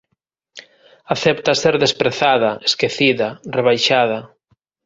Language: Galician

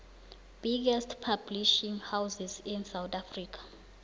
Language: South Ndebele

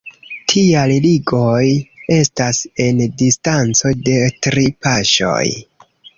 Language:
Esperanto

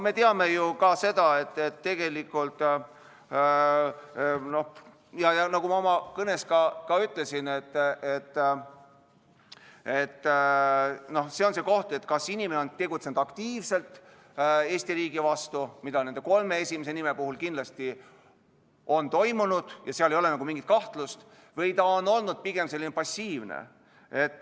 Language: Estonian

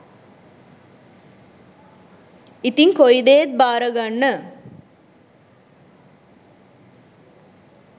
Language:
Sinhala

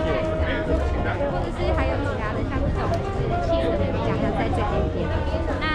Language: Chinese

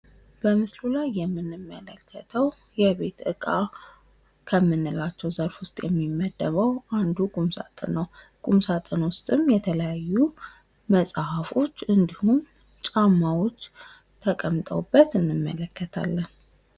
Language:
Amharic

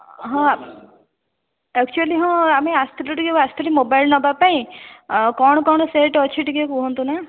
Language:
Odia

